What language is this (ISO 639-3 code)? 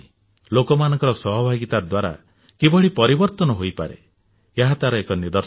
ori